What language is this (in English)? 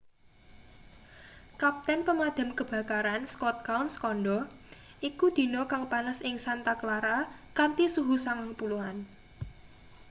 Javanese